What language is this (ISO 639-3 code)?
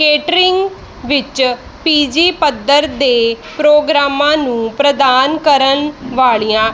pan